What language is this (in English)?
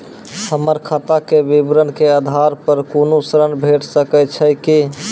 Maithili